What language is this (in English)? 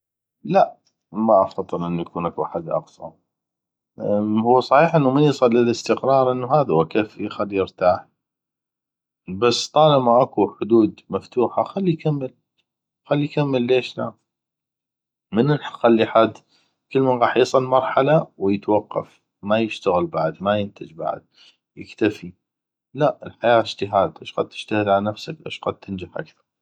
North Mesopotamian Arabic